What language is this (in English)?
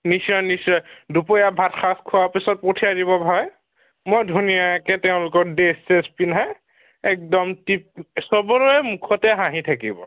Assamese